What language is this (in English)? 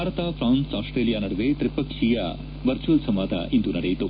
Kannada